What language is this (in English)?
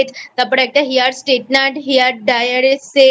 Bangla